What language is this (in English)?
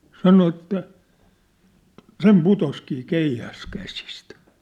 Finnish